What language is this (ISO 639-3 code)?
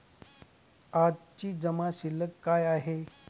mar